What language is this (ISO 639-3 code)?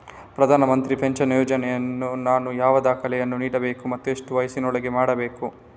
kan